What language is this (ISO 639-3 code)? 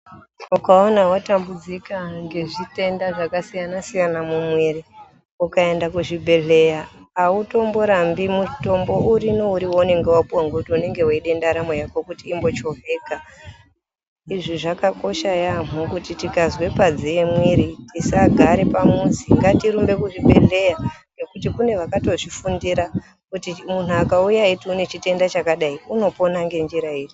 ndc